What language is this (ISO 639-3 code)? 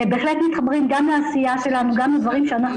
heb